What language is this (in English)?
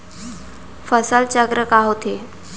Chhattisgarhi